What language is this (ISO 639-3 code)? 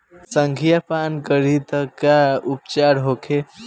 bho